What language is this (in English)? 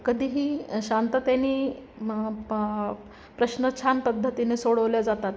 Marathi